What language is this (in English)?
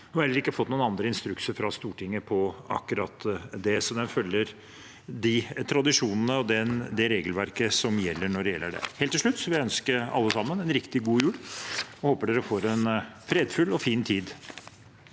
Norwegian